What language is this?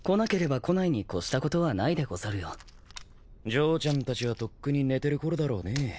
Japanese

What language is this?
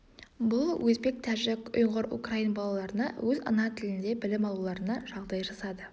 Kazakh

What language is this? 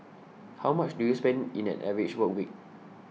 English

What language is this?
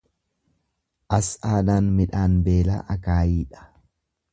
Oromo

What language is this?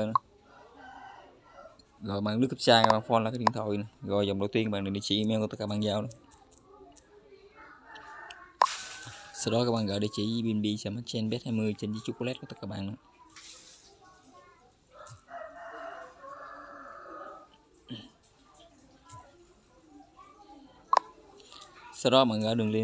Vietnamese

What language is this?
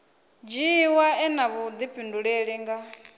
Venda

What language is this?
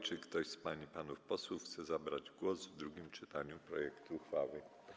Polish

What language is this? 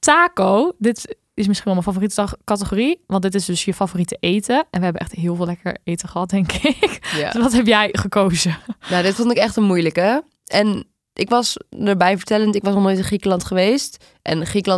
Dutch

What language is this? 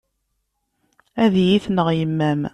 Kabyle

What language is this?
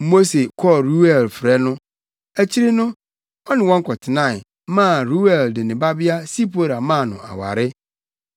Akan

